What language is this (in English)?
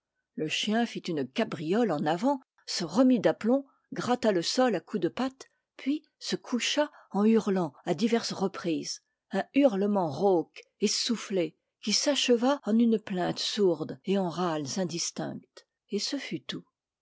French